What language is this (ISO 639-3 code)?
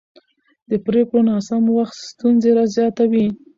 pus